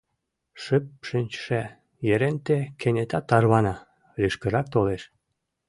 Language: Mari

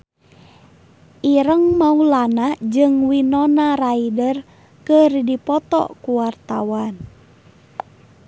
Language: Sundanese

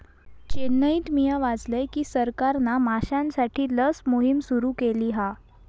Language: Marathi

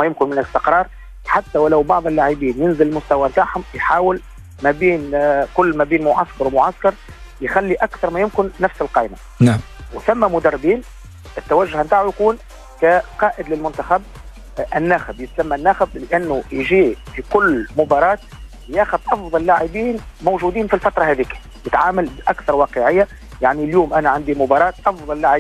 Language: Arabic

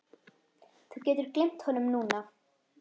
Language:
Icelandic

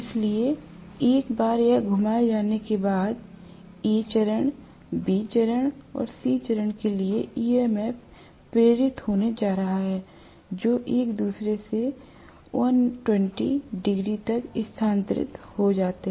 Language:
Hindi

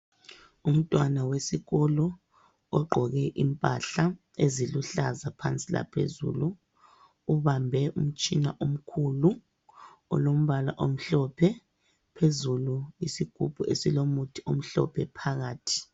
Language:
North Ndebele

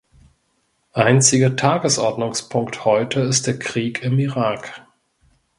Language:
German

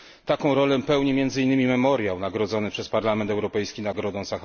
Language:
Polish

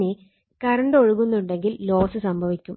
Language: Malayalam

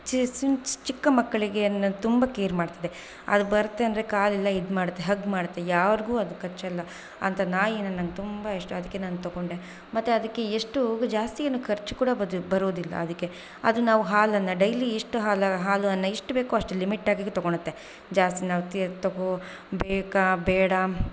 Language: Kannada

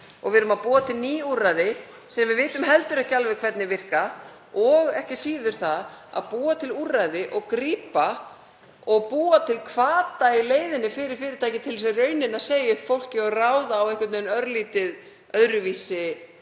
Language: Icelandic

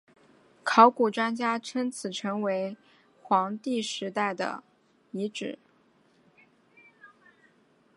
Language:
Chinese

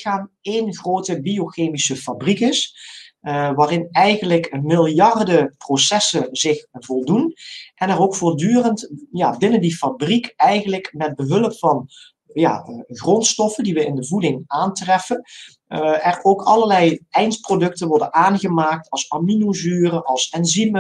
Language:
Dutch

